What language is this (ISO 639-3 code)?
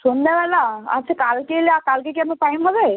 ben